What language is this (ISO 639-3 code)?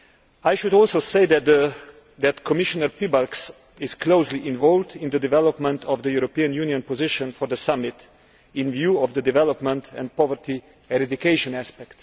eng